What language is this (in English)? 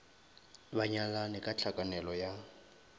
Northern Sotho